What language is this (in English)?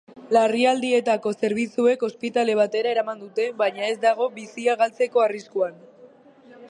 Basque